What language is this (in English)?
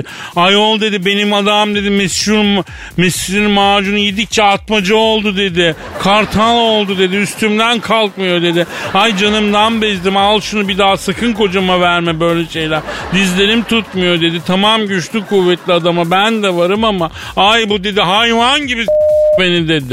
Turkish